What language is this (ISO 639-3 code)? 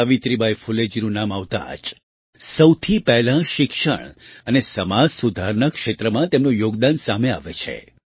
guj